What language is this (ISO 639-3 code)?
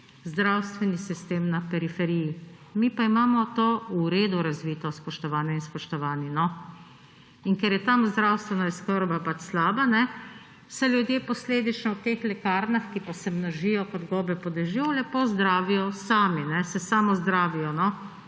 slv